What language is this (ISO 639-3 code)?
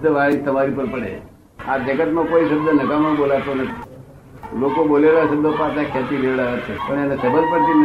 guj